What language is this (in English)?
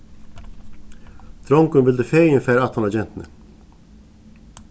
Faroese